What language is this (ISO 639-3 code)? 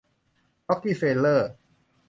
tha